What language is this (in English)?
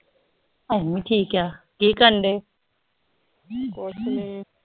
Punjabi